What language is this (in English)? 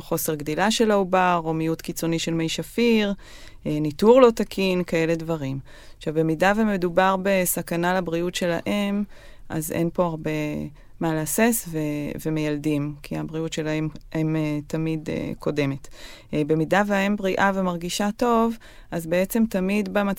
Hebrew